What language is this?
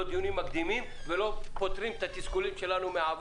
Hebrew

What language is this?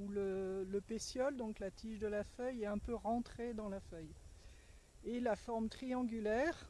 French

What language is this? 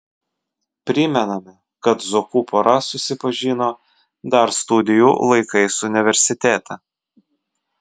Lithuanian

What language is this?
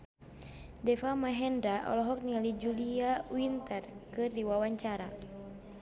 Sundanese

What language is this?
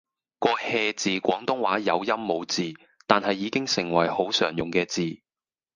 Cantonese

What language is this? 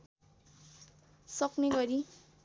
Nepali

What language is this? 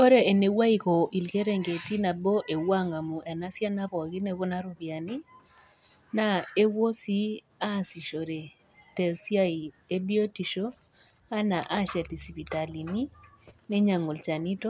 Masai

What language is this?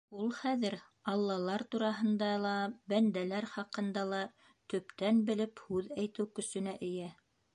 Bashkir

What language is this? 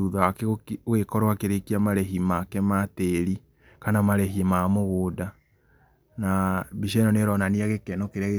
Kikuyu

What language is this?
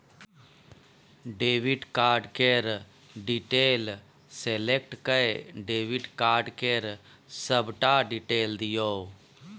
Maithili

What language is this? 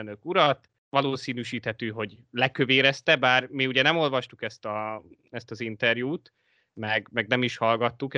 Hungarian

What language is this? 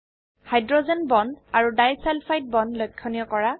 Assamese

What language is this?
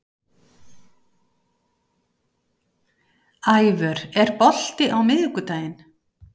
Icelandic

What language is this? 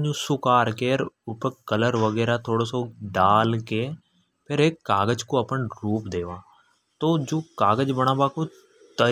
Hadothi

